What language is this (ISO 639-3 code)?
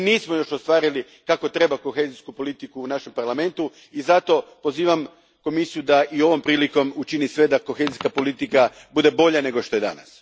hrv